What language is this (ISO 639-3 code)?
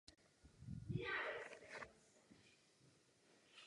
ces